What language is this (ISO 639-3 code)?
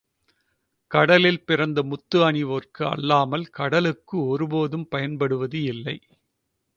tam